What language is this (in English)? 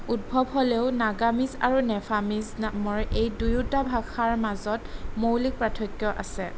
Assamese